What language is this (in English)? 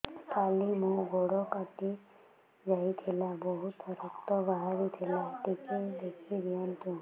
Odia